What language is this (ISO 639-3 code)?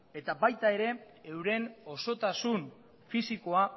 eus